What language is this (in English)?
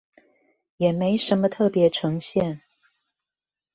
Chinese